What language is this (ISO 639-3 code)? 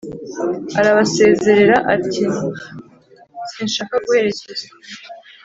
kin